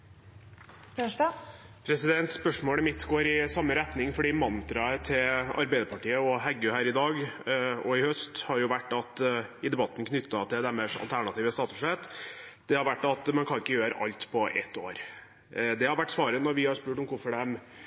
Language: Norwegian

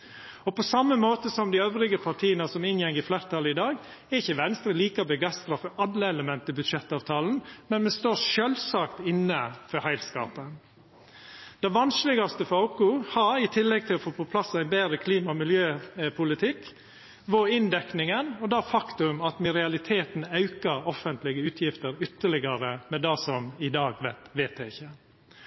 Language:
Norwegian Nynorsk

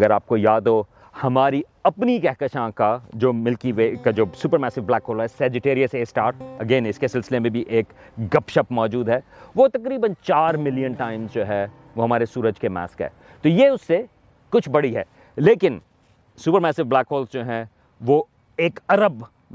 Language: Urdu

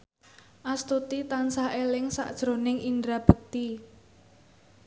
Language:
Javanese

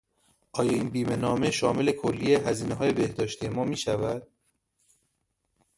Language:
Persian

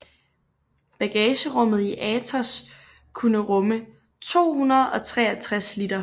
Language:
Danish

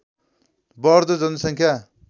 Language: Nepali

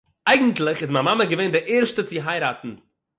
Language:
Yiddish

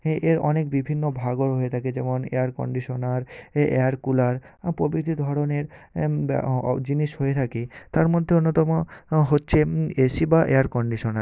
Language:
Bangla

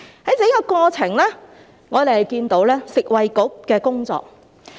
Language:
Cantonese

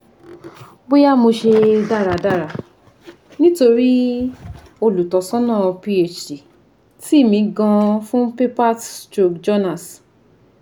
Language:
Yoruba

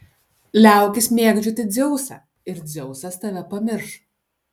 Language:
Lithuanian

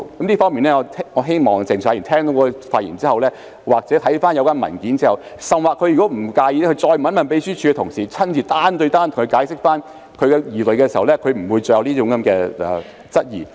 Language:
Cantonese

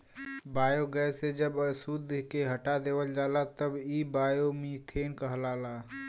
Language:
Bhojpuri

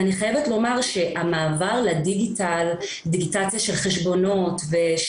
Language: Hebrew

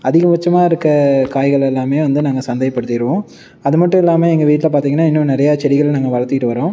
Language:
Tamil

